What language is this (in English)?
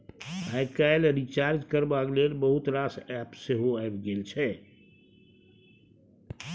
Maithili